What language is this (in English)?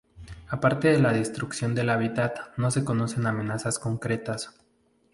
Spanish